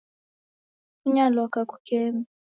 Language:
Taita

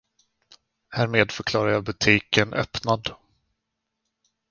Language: Swedish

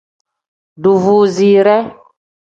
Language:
Tem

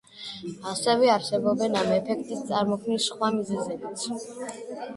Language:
Georgian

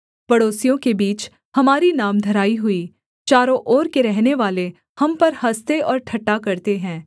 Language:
Hindi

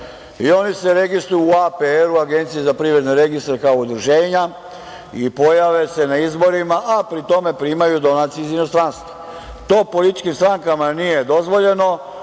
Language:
Serbian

